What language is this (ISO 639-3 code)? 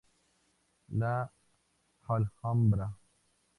spa